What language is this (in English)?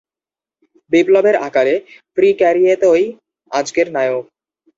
Bangla